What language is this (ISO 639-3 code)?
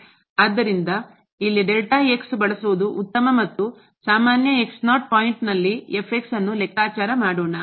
kan